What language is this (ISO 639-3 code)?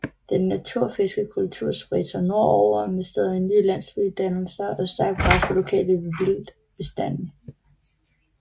dan